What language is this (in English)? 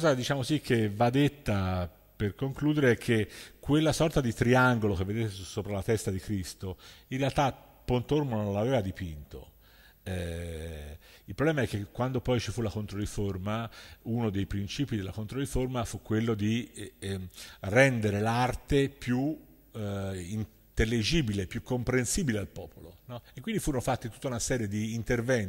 Italian